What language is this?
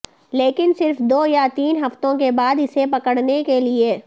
Urdu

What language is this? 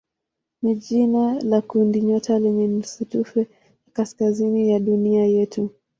Swahili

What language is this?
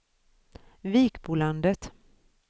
Swedish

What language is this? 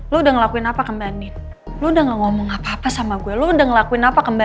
Indonesian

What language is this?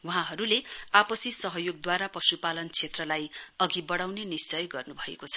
Nepali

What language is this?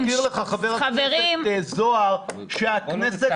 Hebrew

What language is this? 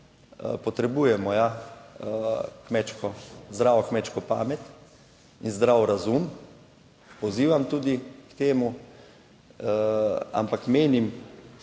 Slovenian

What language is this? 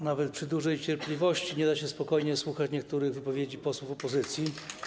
Polish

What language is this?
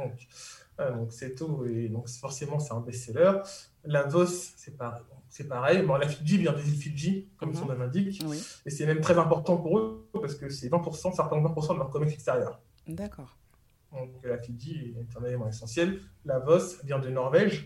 French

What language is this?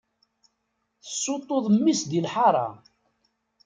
Kabyle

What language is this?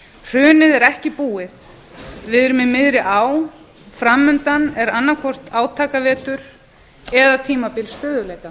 Icelandic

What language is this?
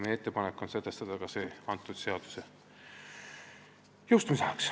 Estonian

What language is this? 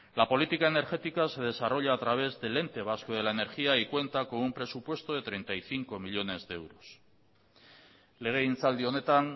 Spanish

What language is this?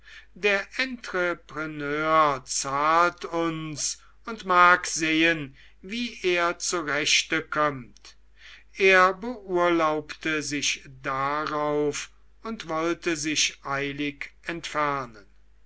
German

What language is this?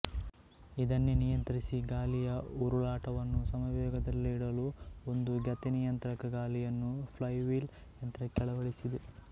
Kannada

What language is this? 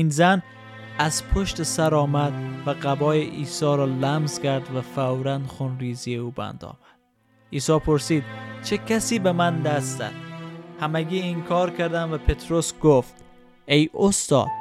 Persian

